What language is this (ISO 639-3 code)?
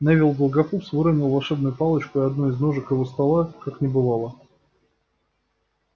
rus